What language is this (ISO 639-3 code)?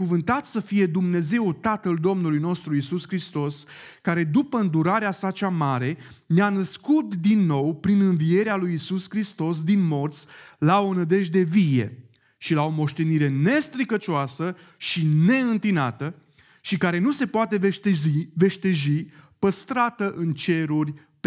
ron